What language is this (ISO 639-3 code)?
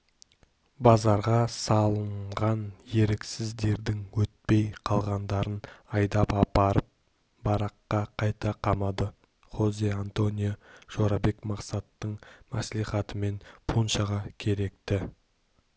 kaz